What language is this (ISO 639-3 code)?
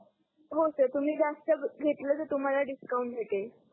mar